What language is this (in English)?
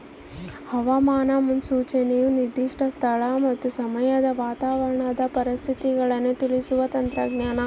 Kannada